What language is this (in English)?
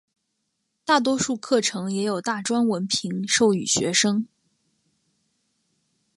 Chinese